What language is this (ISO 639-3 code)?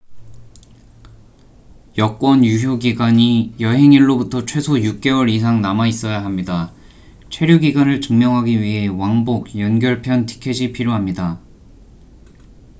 kor